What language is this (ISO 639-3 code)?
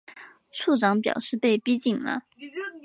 zho